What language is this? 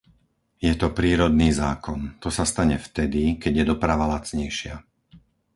Slovak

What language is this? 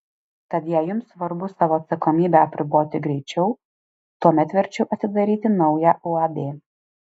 Lithuanian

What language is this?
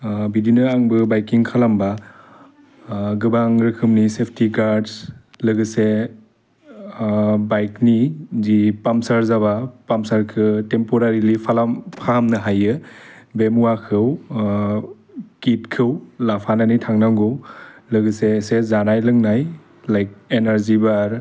Bodo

